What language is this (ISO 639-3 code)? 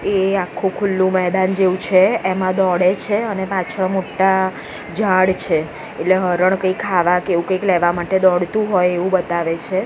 guj